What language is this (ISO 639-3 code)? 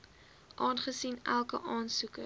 afr